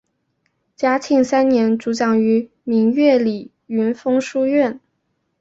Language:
Chinese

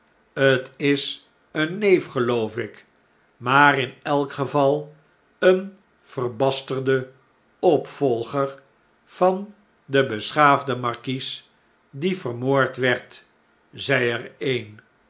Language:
Dutch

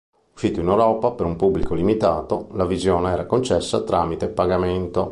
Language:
Italian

